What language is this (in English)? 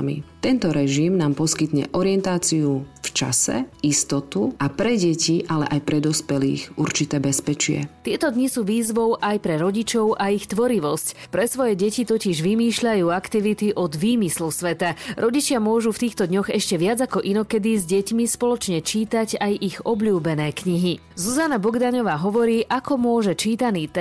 Slovak